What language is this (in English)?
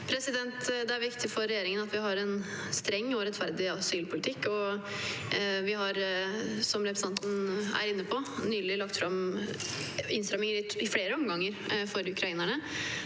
Norwegian